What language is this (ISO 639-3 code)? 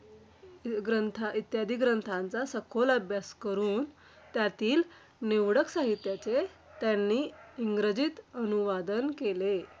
mar